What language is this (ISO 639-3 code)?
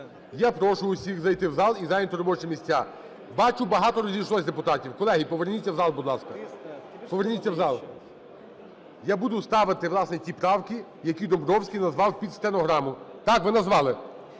ukr